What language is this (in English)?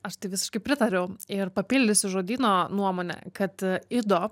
Lithuanian